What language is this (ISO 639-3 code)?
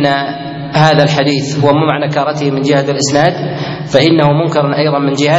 ara